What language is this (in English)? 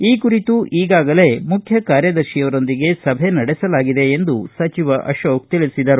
Kannada